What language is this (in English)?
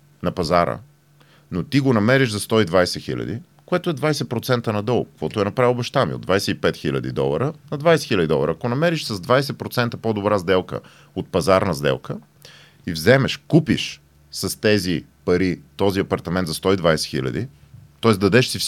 Bulgarian